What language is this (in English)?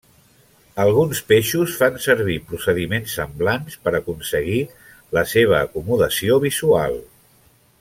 Catalan